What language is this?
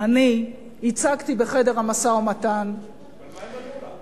Hebrew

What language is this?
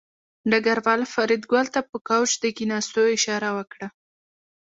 Pashto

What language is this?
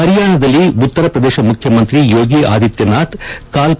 Kannada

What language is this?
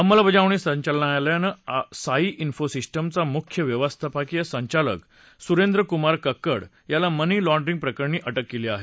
Marathi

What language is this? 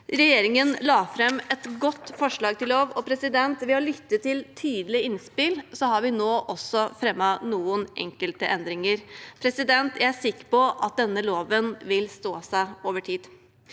Norwegian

